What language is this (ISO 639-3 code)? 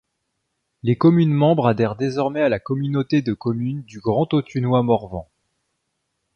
fra